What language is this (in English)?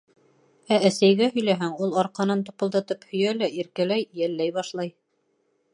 Bashkir